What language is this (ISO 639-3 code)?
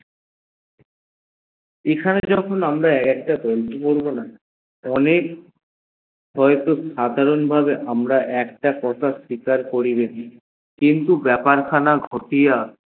ben